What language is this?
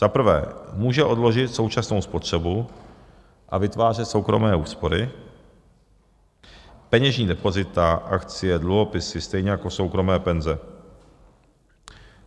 Czech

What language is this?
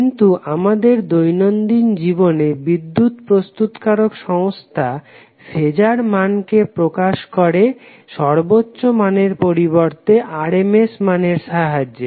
Bangla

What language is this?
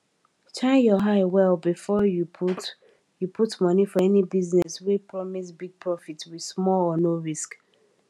Nigerian Pidgin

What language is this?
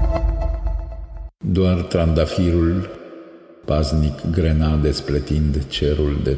Romanian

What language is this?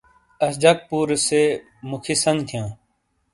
Shina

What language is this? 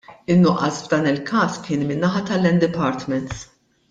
Maltese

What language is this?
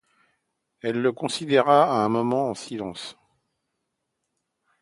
French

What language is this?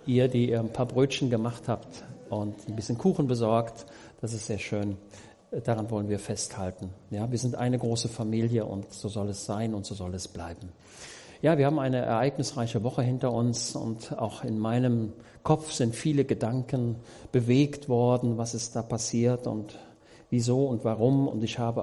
German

